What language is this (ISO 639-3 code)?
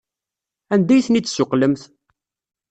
kab